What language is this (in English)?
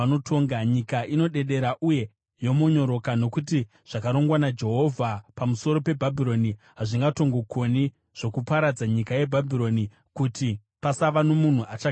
Shona